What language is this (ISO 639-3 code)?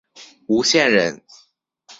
zho